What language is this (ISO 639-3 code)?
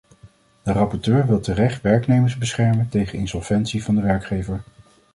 nld